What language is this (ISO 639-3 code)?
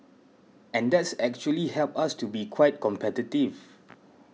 eng